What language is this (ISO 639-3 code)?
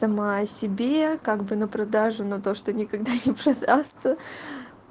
rus